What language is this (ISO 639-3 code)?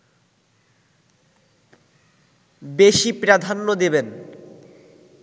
ben